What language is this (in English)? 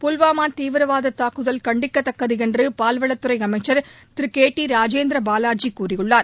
Tamil